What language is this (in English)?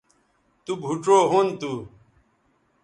Bateri